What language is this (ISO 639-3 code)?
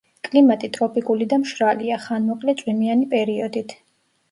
kat